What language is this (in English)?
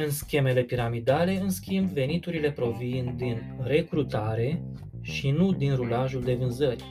Romanian